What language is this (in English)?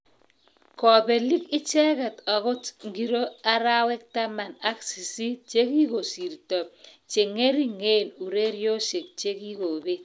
Kalenjin